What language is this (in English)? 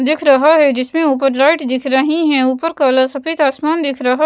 Hindi